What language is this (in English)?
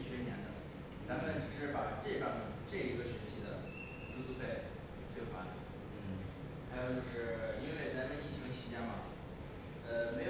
Chinese